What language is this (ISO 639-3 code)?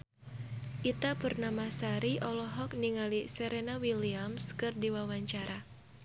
sun